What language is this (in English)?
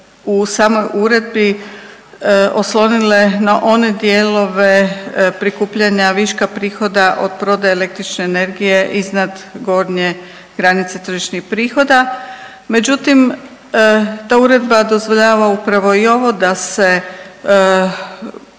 Croatian